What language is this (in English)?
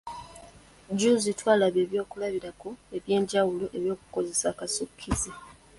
Ganda